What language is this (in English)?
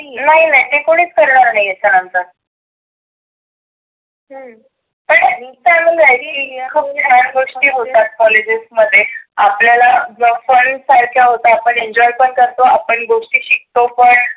Marathi